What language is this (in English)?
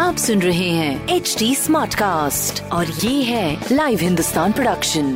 Hindi